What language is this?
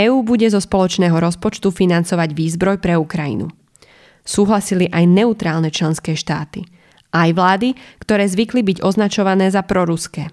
Slovak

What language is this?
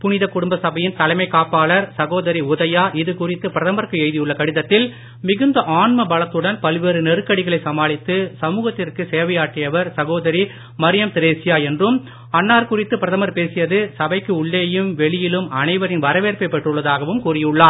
Tamil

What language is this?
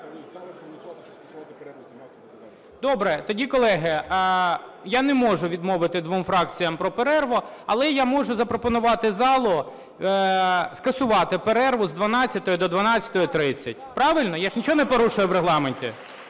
Ukrainian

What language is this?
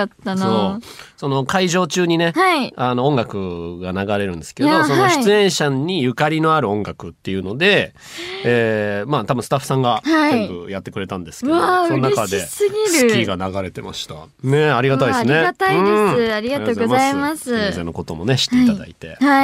Japanese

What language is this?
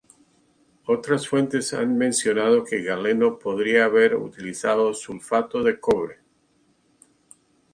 Spanish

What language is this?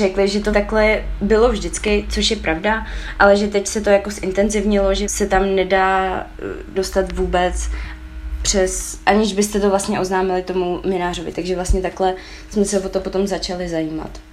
Czech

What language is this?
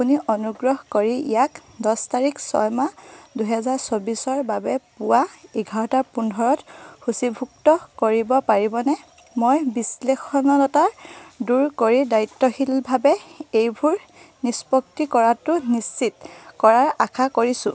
Assamese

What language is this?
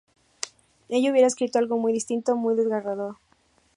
Spanish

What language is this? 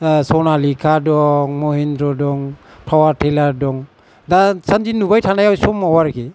Bodo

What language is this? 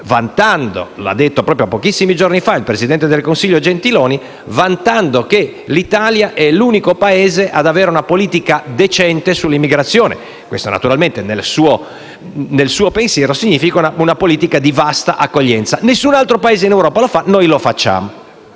Italian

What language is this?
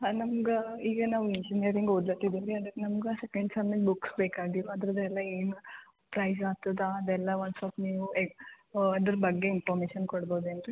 Kannada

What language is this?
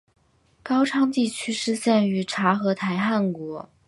Chinese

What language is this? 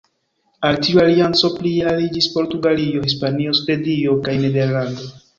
Esperanto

